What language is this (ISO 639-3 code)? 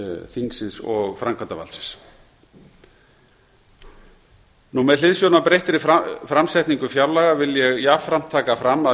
isl